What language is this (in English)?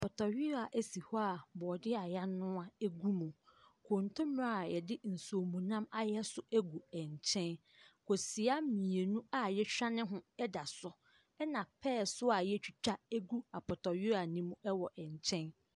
Akan